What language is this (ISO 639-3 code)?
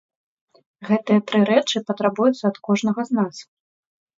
bel